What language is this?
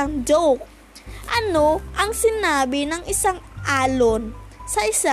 Filipino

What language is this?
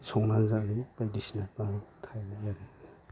Bodo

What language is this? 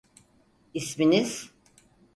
Turkish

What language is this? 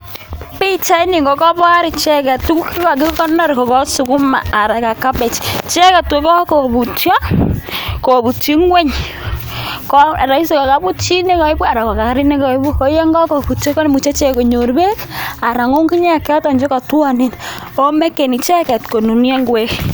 Kalenjin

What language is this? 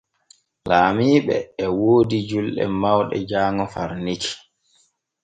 Borgu Fulfulde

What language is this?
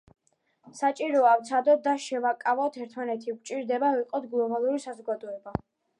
Georgian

